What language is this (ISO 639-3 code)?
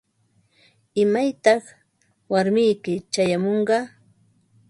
qva